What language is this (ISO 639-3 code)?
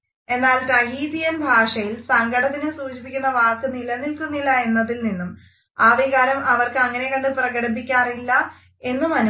mal